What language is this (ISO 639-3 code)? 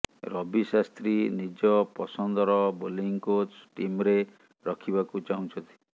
ori